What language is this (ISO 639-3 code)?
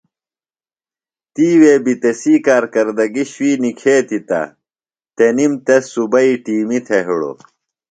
phl